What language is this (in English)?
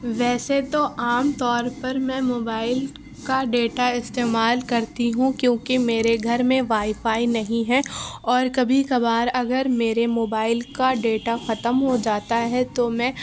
Urdu